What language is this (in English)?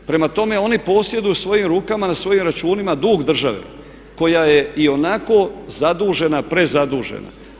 Croatian